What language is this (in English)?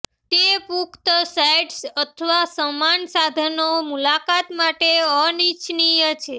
Gujarati